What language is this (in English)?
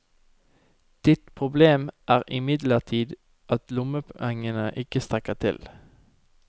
Norwegian